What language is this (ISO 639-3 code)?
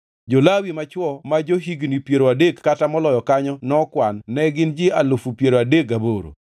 luo